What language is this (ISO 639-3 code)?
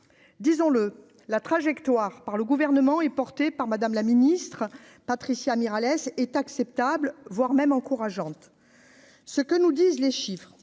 fra